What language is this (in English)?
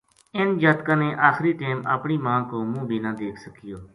Gujari